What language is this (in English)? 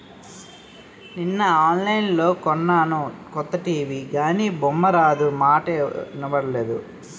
Telugu